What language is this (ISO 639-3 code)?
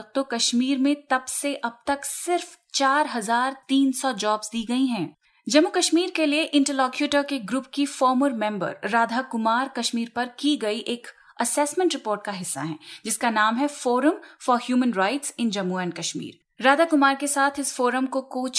hin